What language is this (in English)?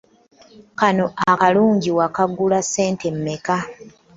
Ganda